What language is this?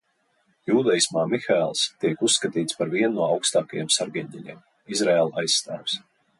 Latvian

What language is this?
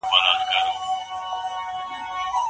Pashto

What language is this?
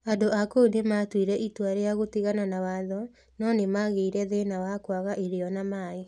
Kikuyu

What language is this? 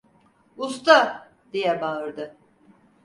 Turkish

